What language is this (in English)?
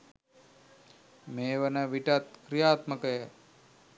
Sinhala